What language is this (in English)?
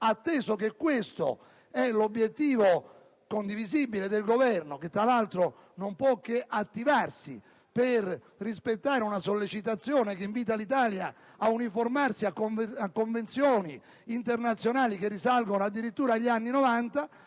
Italian